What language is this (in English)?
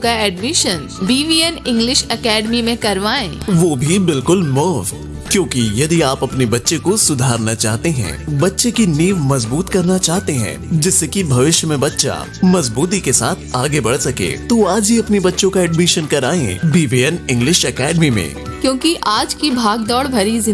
Hindi